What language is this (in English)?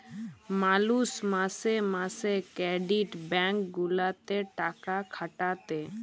Bangla